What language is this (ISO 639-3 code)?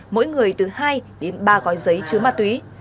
vie